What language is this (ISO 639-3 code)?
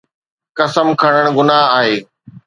snd